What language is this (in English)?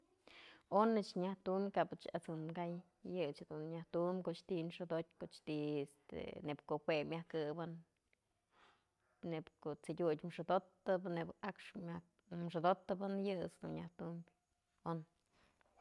Mazatlán Mixe